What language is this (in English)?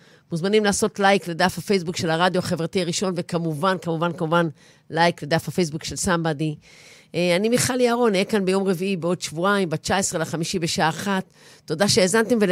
Hebrew